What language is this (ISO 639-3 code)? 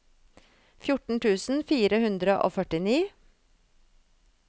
nor